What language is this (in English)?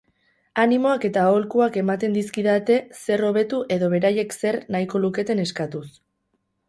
Basque